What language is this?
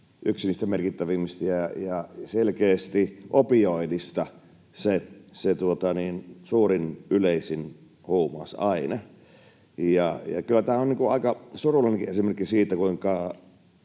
Finnish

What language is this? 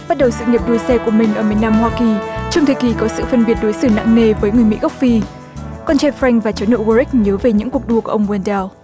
Vietnamese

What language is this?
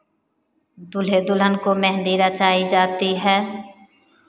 Hindi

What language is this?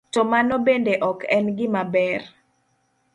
Luo (Kenya and Tanzania)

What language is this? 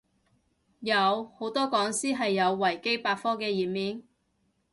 Cantonese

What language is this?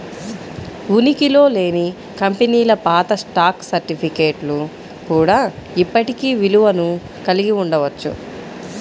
Telugu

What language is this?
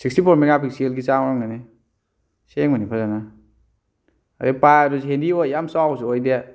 Manipuri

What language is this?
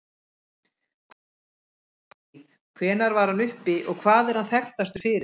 Icelandic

